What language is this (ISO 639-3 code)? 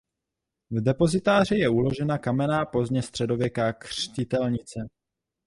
ces